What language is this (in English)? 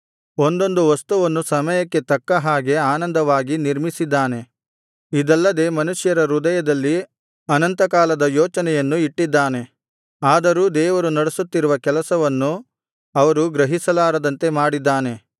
Kannada